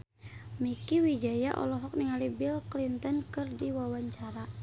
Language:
Sundanese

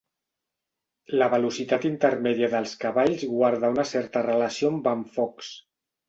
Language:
Catalan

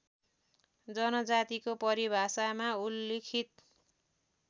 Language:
Nepali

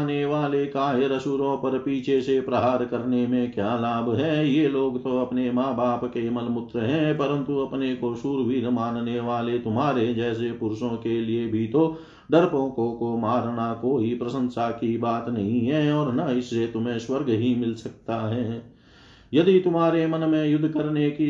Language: Hindi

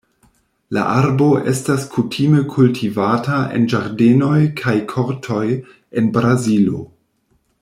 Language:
Esperanto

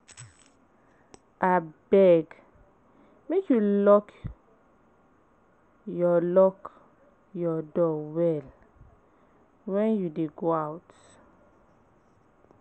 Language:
Nigerian Pidgin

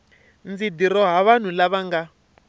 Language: Tsonga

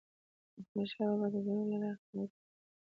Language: Pashto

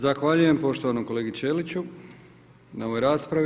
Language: Croatian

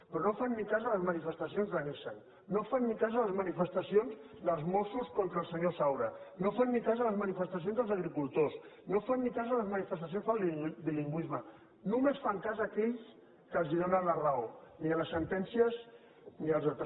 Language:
Catalan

